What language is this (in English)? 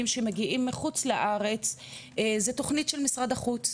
Hebrew